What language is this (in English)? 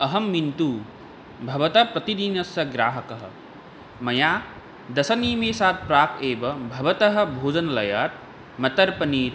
Sanskrit